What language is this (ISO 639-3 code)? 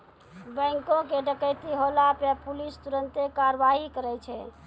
mai